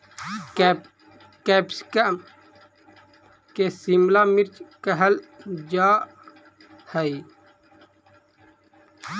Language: Magahi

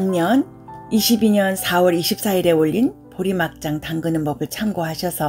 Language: Korean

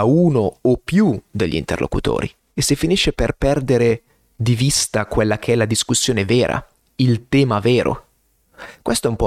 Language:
Italian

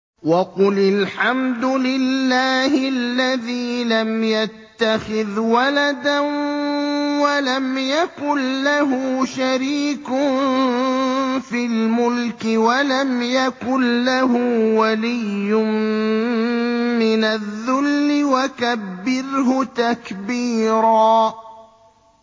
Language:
Arabic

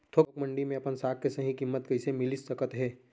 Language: Chhattisgarhi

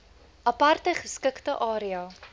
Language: Afrikaans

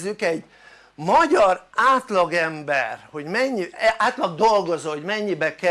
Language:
Hungarian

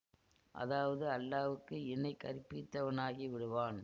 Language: Tamil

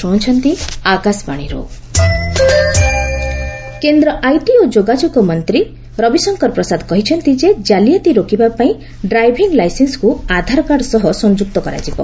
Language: Odia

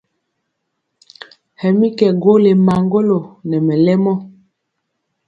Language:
Mpiemo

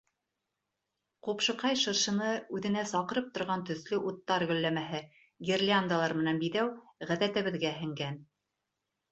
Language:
Bashkir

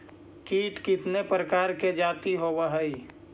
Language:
Magahi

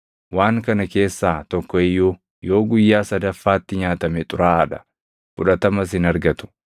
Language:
Oromo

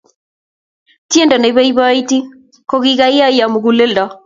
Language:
Kalenjin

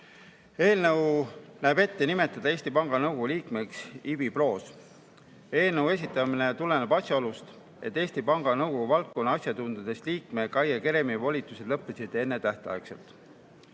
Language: Estonian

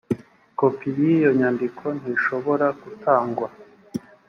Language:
Kinyarwanda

